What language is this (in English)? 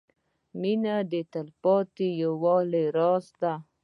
Pashto